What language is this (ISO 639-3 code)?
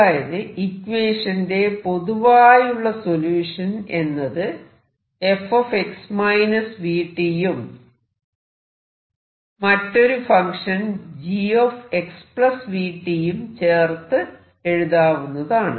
mal